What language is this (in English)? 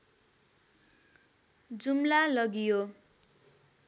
Nepali